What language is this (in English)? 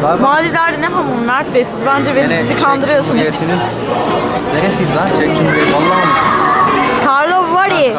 Turkish